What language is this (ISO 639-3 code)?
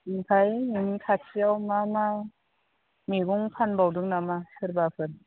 brx